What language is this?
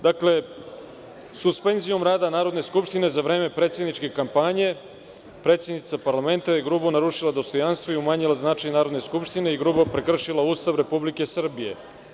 Serbian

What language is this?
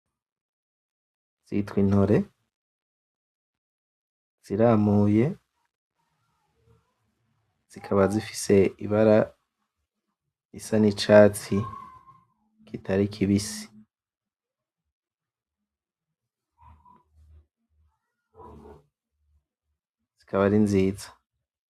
Rundi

